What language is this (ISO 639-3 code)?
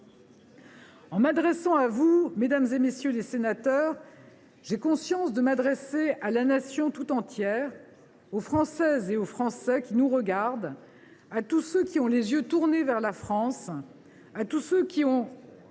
fra